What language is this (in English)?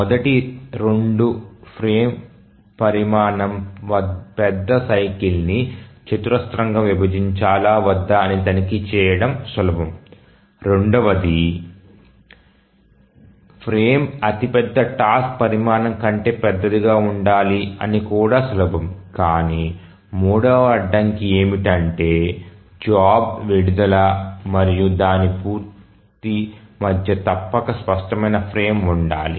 Telugu